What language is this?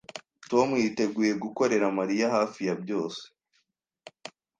Kinyarwanda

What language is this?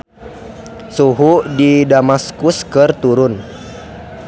Sundanese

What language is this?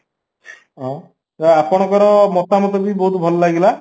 Odia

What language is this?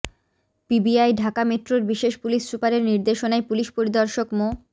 Bangla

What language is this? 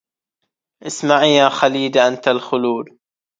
Arabic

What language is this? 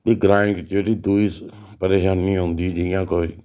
Dogri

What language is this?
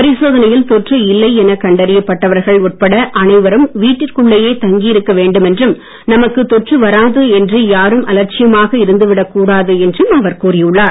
Tamil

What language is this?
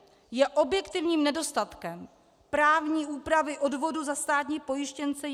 Czech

